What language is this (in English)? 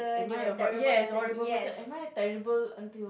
English